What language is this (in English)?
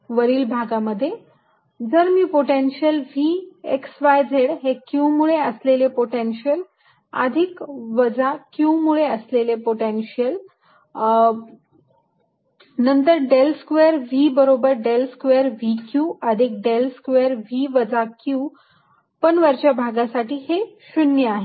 Marathi